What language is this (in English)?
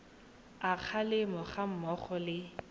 Tswana